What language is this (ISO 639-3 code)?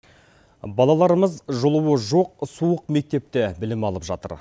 kaz